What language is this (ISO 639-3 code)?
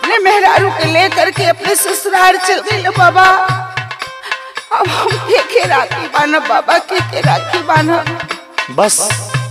hin